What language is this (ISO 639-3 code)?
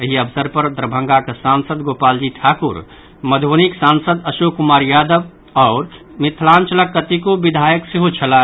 mai